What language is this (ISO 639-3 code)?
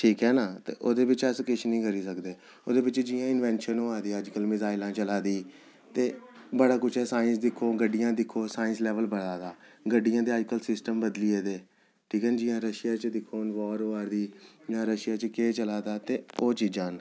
doi